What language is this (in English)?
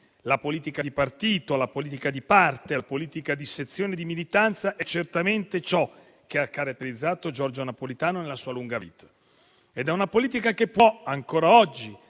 Italian